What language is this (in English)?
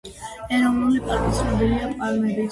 Georgian